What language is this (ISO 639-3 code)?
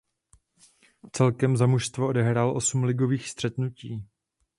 ces